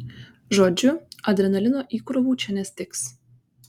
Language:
Lithuanian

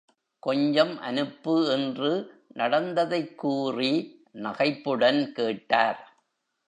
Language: Tamil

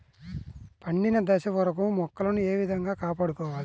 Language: Telugu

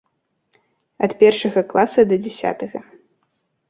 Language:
Belarusian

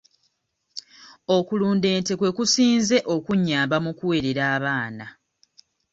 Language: Ganda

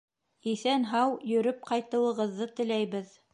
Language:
Bashkir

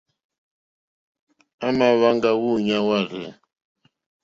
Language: Mokpwe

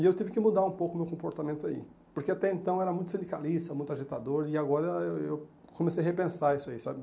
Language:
Portuguese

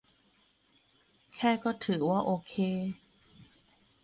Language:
Thai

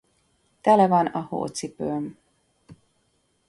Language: Hungarian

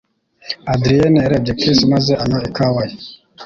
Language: Kinyarwanda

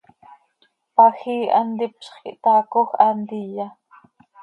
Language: Seri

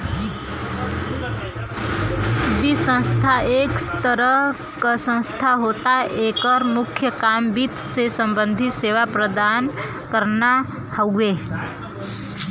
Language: Bhojpuri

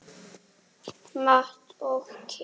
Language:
Icelandic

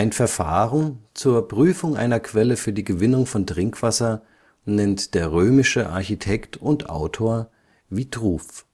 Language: German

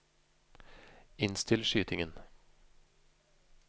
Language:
Norwegian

